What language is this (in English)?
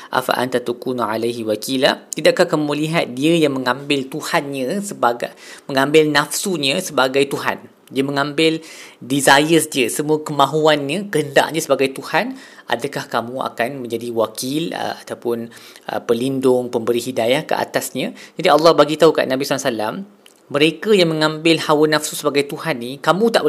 Malay